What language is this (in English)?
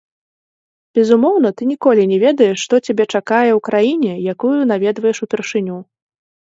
Belarusian